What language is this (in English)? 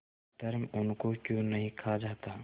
Hindi